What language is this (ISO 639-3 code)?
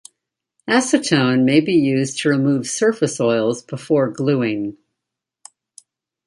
eng